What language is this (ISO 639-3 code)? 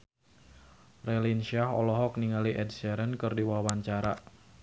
sun